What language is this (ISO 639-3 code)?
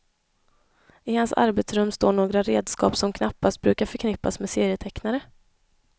swe